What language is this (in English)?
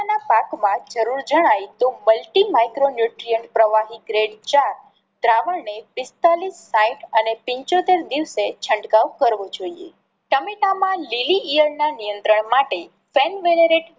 Gujarati